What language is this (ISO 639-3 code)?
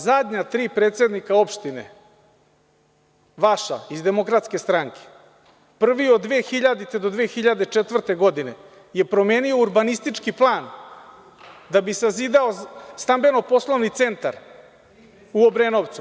srp